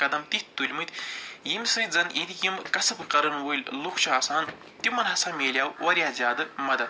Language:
Kashmiri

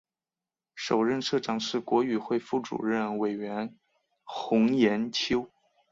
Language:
Chinese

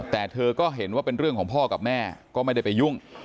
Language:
Thai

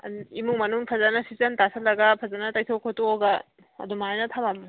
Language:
Manipuri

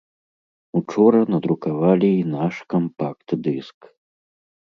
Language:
Belarusian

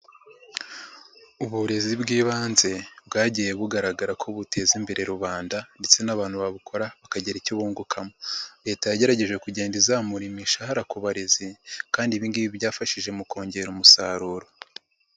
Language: Kinyarwanda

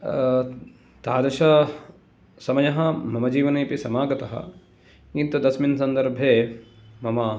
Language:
Sanskrit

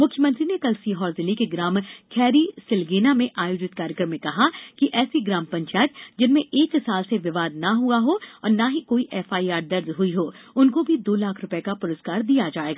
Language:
Hindi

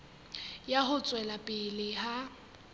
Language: Southern Sotho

